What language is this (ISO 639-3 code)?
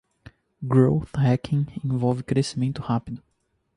por